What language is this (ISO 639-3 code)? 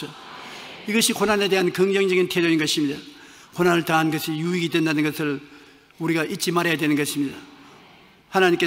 kor